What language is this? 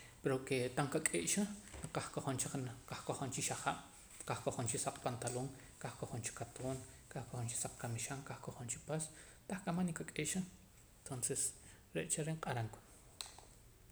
Poqomam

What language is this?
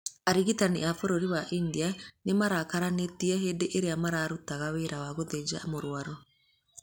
Kikuyu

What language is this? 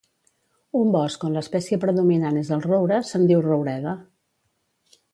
Catalan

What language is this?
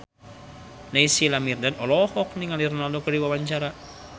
Sundanese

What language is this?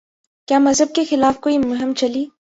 Urdu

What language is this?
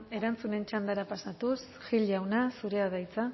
Basque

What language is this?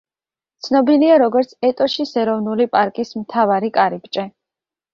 Georgian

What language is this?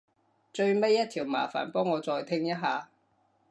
Cantonese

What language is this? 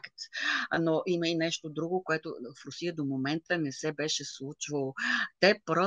Bulgarian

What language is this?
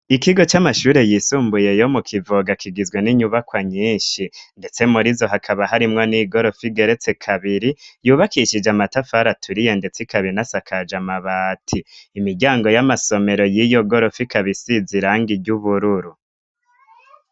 Rundi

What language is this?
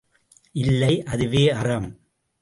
Tamil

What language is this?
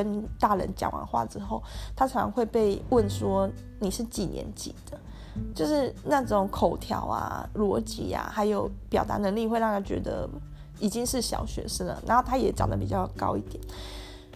Chinese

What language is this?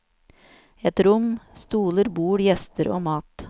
Norwegian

